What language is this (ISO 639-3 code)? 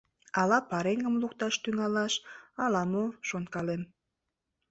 chm